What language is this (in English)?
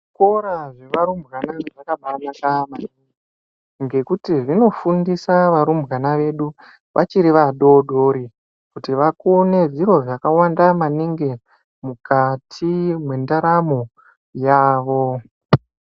Ndau